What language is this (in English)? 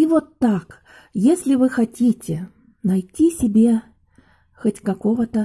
Russian